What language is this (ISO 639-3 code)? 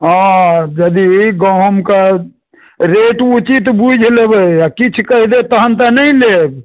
mai